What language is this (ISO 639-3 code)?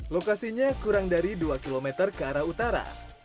ind